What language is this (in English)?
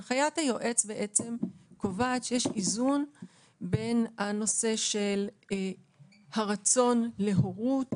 Hebrew